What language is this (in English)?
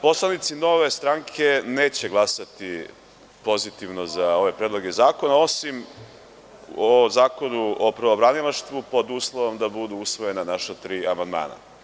Serbian